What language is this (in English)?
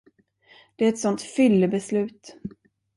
Swedish